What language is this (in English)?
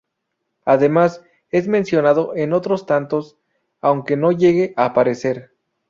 Spanish